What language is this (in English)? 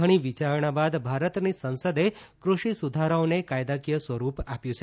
Gujarati